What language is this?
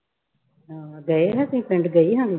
Punjabi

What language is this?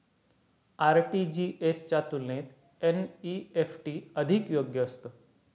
Marathi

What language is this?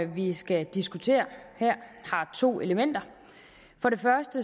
Danish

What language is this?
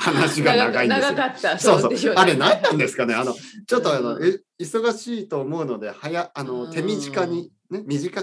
Japanese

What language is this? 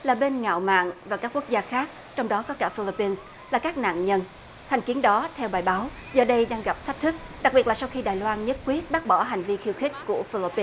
Vietnamese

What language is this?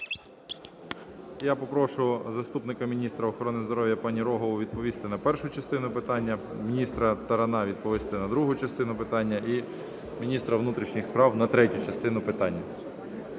Ukrainian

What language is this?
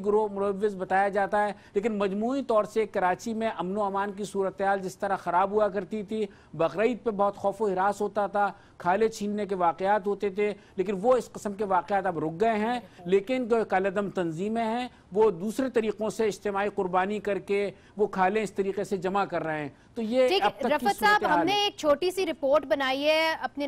Hindi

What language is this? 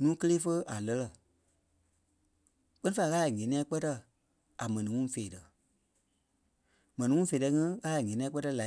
Kpelle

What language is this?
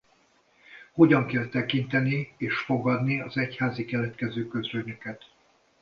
Hungarian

